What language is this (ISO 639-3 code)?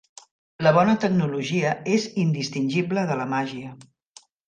cat